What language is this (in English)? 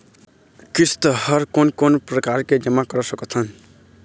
Chhattisgarhi